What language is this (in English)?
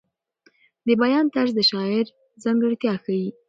Pashto